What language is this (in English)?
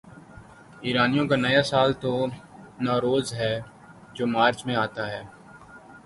Urdu